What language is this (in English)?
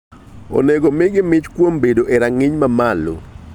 Luo (Kenya and Tanzania)